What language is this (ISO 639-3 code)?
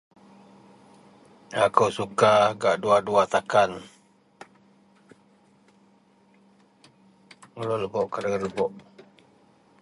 mel